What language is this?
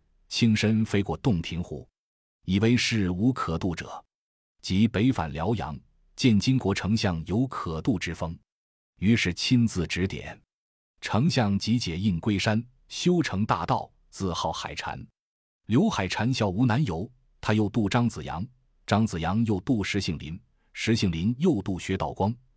Chinese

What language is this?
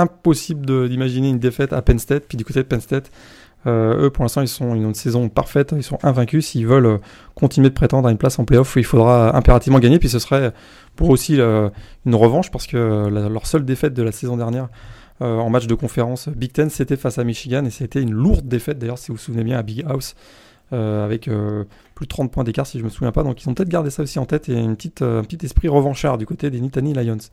French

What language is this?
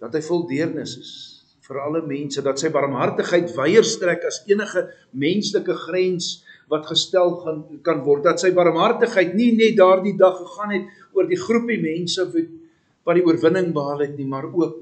Dutch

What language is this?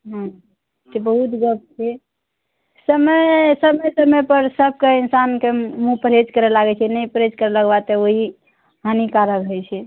Maithili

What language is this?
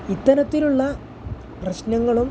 Malayalam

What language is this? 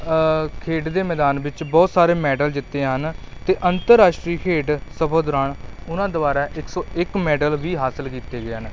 Punjabi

